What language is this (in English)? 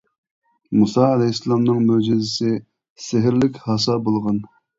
Uyghur